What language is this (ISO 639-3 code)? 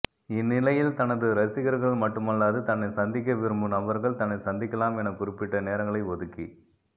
tam